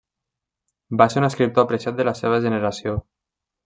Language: Catalan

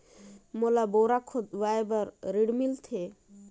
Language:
Chhattisgarhi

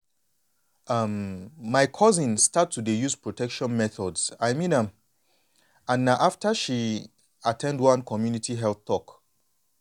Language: Nigerian Pidgin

